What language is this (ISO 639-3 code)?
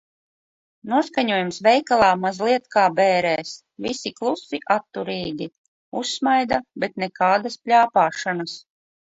lav